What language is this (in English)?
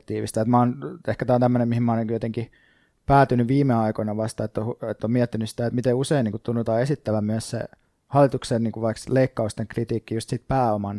Finnish